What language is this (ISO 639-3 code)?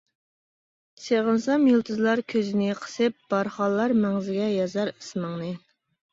uig